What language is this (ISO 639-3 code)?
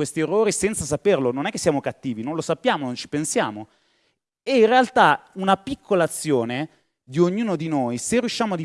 ita